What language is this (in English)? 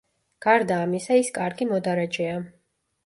Georgian